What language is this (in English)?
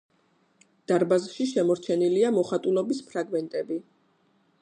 Georgian